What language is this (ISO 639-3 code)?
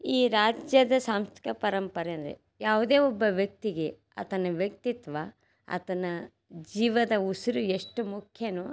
kan